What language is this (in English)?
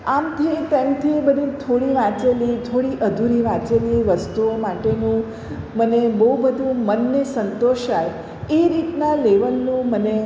Gujarati